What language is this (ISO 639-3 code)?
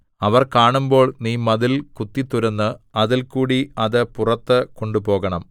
mal